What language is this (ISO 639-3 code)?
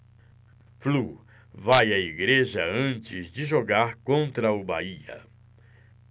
por